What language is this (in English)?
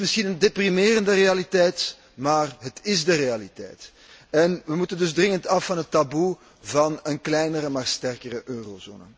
Dutch